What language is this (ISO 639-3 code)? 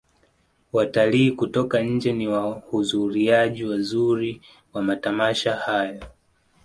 swa